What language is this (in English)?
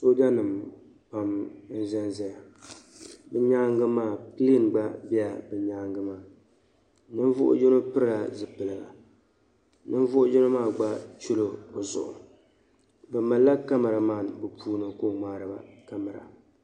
Dagbani